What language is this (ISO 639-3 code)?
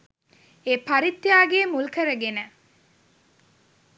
sin